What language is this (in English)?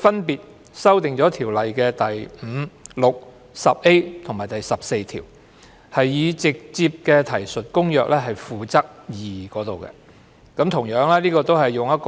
Cantonese